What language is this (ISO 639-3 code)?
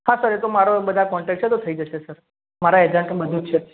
guj